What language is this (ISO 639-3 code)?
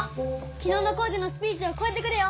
jpn